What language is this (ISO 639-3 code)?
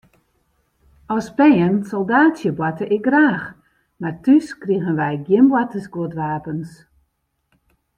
fry